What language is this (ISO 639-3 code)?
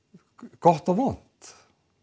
isl